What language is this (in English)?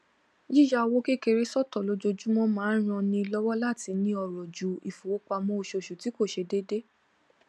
Yoruba